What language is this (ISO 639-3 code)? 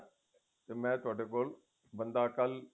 pan